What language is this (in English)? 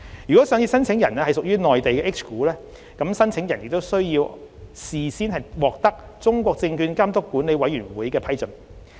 Cantonese